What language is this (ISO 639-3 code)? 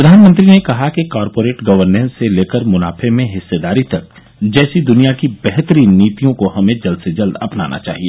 hin